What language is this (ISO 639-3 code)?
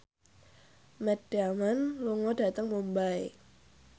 jav